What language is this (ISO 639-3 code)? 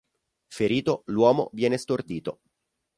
ita